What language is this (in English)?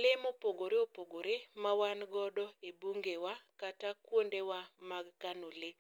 Luo (Kenya and Tanzania)